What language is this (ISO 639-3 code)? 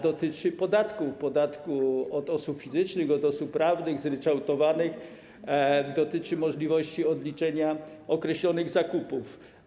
pol